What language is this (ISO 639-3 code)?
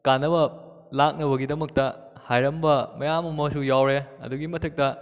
mni